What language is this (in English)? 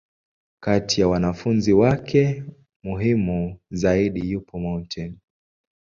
Swahili